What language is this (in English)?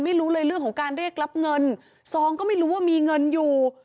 Thai